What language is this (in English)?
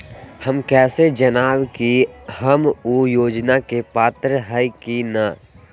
Magahi